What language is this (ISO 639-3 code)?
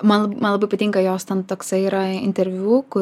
lit